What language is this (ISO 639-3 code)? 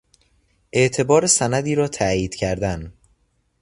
fas